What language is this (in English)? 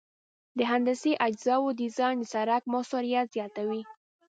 Pashto